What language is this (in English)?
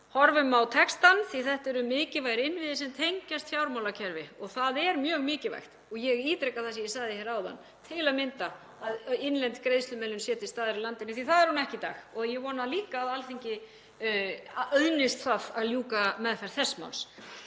Icelandic